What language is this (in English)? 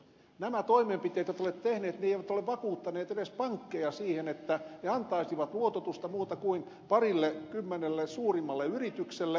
Finnish